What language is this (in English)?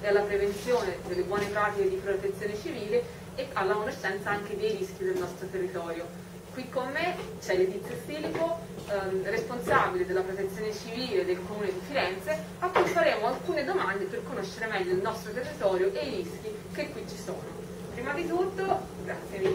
Italian